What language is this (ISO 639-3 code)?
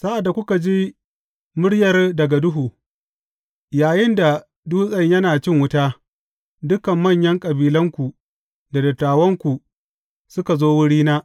hau